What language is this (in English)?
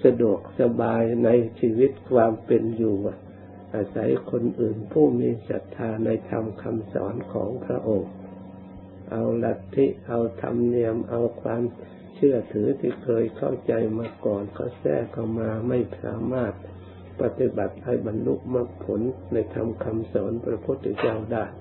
Thai